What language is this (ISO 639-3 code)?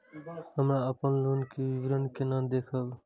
mai